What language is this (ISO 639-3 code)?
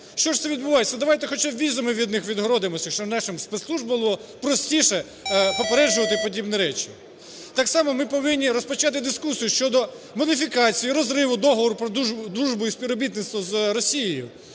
ukr